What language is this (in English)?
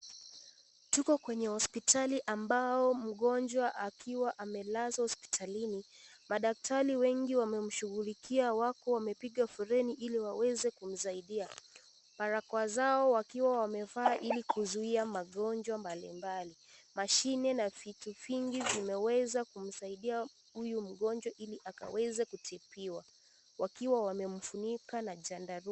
Swahili